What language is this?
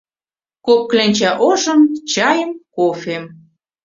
Mari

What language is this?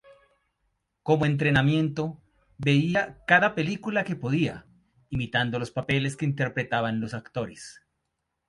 Spanish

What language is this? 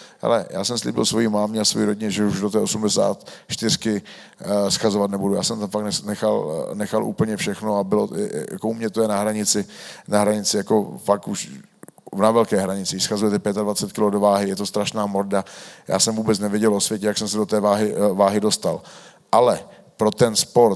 Czech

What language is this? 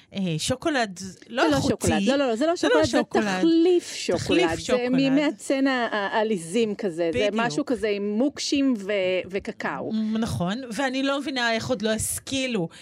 Hebrew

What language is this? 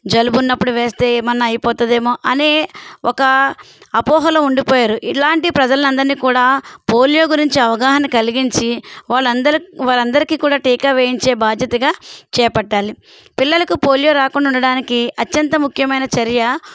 Telugu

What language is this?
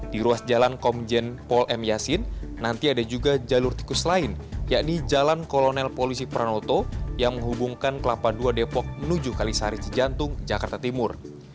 Indonesian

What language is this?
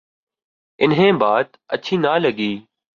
Urdu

